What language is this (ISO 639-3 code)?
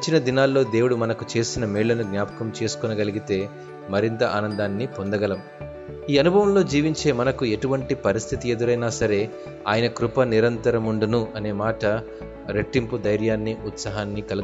tel